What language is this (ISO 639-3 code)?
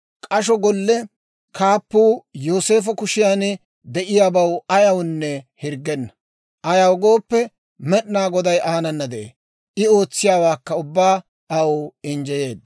dwr